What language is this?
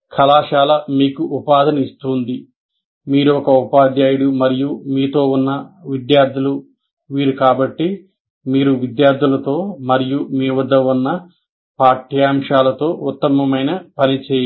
Telugu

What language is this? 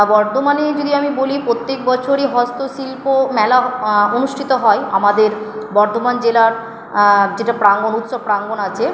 Bangla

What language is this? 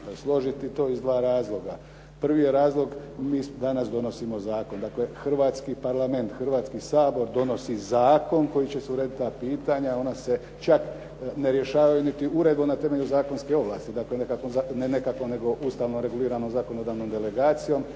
Croatian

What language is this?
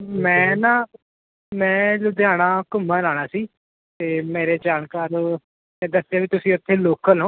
Punjabi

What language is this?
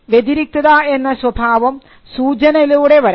Malayalam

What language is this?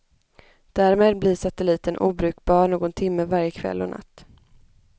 Swedish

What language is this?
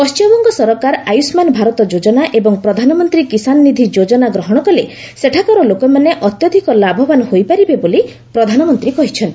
Odia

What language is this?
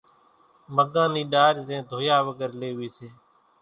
Kachi Koli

